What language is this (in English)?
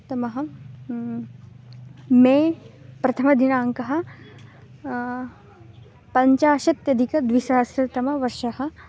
Sanskrit